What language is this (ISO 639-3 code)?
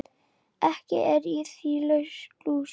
isl